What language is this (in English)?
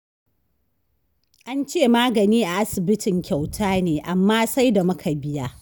Hausa